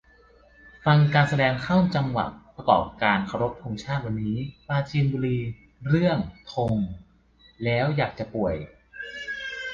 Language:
Thai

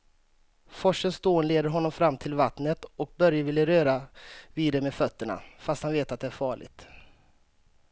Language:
Swedish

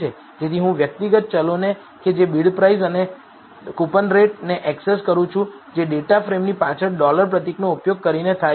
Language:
Gujarati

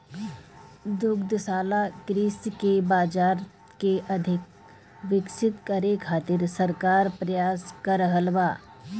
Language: Bhojpuri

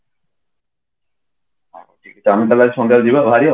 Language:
Odia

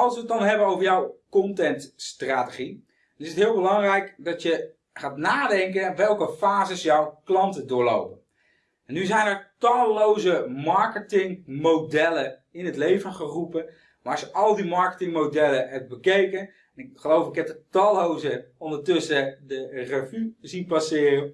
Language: Dutch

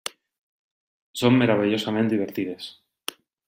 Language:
Catalan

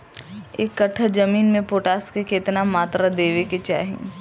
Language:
Bhojpuri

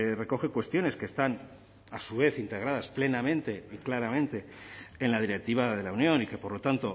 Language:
Spanish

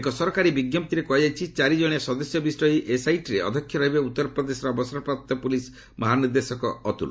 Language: Odia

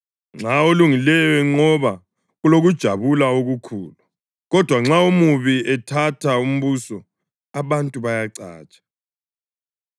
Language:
North Ndebele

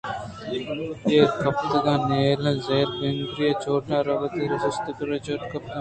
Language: Eastern Balochi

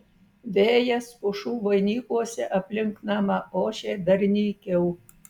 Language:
Lithuanian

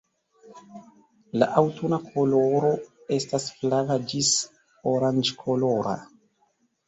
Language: Esperanto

